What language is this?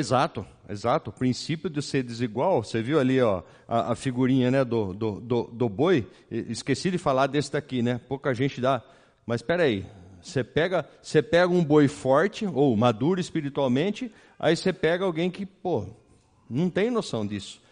Portuguese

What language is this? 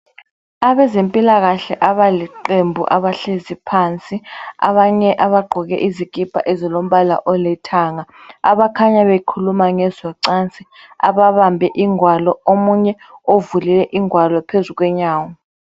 North Ndebele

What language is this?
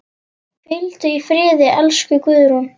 Icelandic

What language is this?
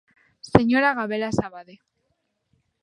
Galician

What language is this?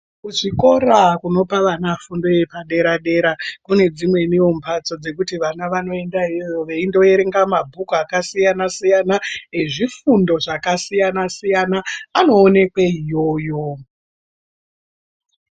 Ndau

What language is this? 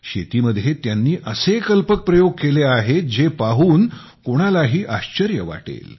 Marathi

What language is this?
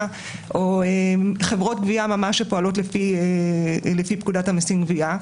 Hebrew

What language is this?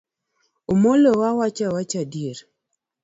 Luo (Kenya and Tanzania)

